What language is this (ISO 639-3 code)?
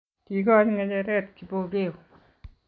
kln